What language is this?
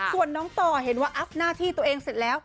Thai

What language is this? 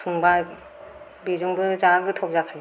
Bodo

